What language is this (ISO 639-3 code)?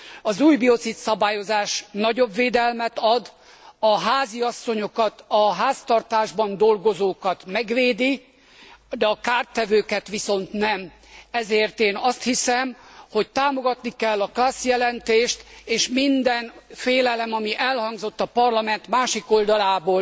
hun